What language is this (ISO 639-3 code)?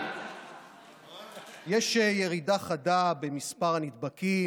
heb